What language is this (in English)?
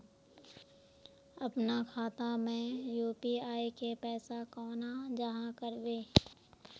Magahi